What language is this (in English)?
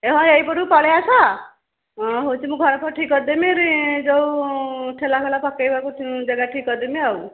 Odia